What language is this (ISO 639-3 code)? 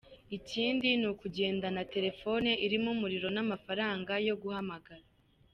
kin